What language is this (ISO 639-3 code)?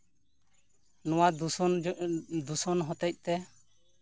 sat